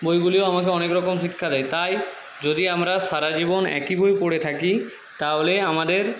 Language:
Bangla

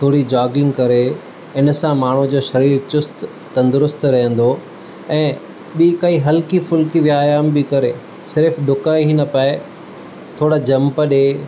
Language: Sindhi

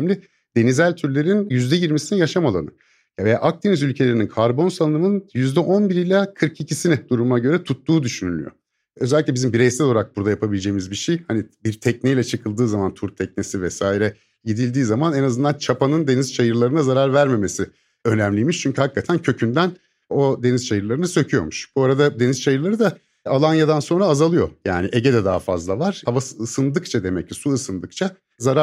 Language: Turkish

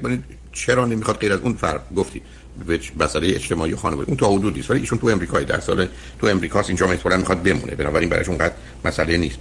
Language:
Persian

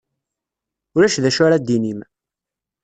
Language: Kabyle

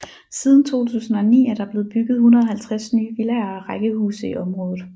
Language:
Danish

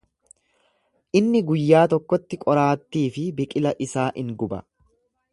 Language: Oromo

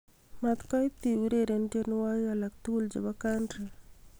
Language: Kalenjin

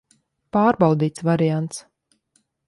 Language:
Latvian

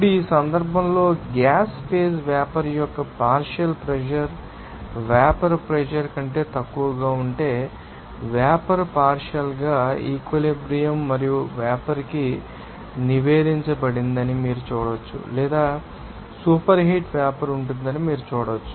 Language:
Telugu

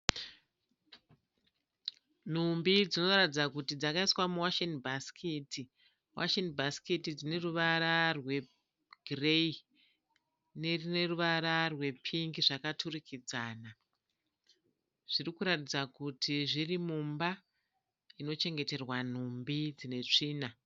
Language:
Shona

